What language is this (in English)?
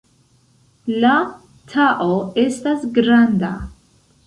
Esperanto